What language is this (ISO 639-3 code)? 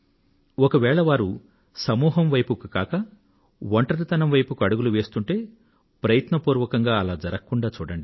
tel